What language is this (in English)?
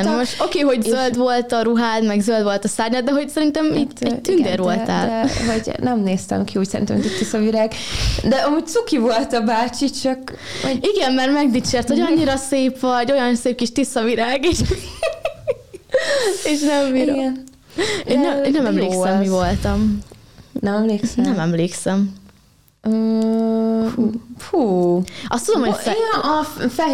Hungarian